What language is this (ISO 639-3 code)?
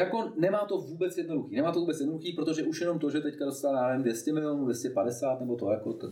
ces